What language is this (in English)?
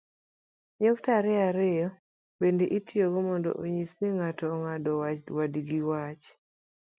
Luo (Kenya and Tanzania)